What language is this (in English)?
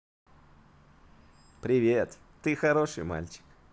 Russian